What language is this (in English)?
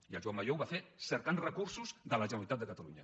Catalan